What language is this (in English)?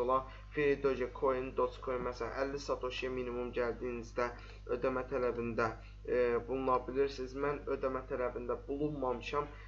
Turkish